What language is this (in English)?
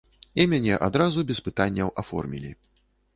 Belarusian